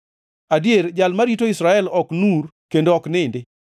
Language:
Luo (Kenya and Tanzania)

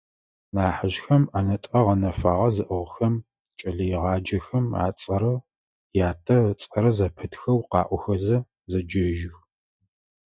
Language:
Adyghe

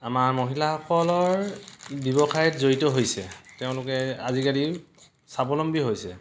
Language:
Assamese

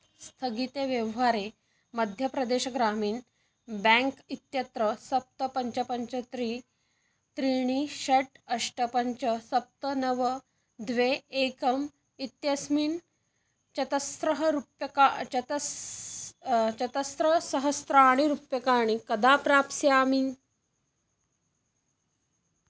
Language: Sanskrit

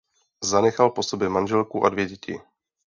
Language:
Czech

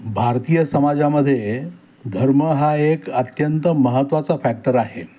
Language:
Marathi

